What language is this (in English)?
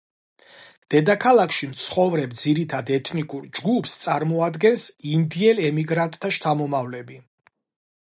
Georgian